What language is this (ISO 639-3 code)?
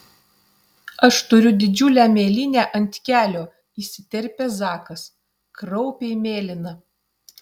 lit